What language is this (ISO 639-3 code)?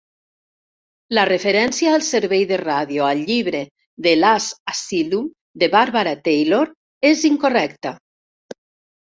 cat